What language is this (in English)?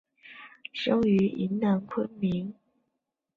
Chinese